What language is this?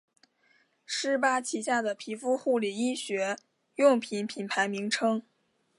Chinese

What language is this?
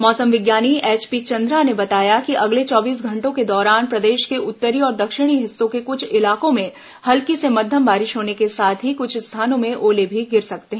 Hindi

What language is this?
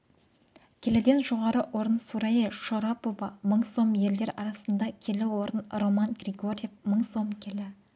Kazakh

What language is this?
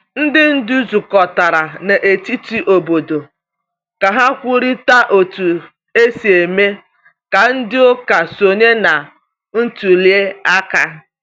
Igbo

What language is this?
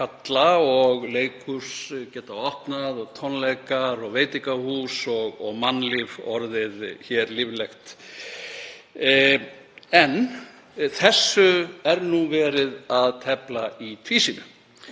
Icelandic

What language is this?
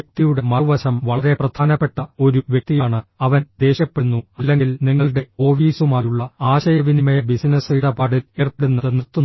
Malayalam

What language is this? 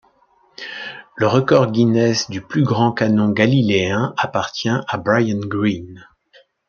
French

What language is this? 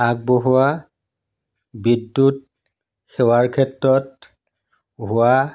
Assamese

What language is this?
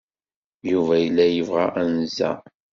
Kabyle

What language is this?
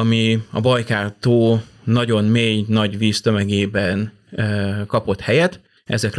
Hungarian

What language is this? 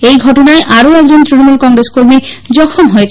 Bangla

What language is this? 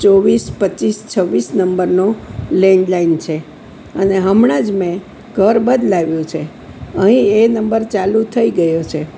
Gujarati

